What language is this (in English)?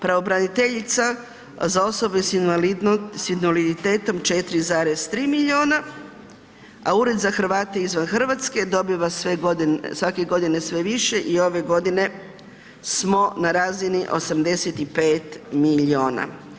Croatian